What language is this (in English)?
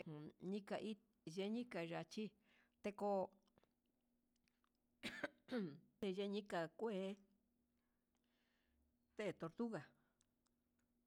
Huitepec Mixtec